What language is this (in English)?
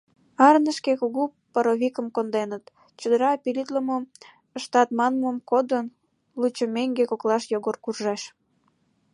Mari